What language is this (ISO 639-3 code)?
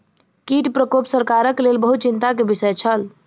mai